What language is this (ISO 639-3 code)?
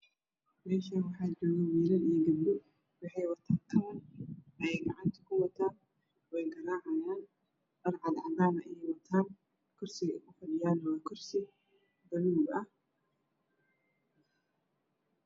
som